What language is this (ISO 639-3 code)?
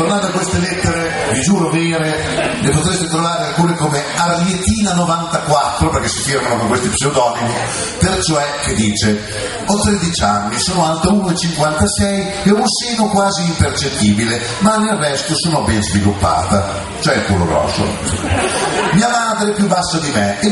ita